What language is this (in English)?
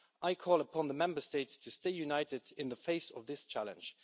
English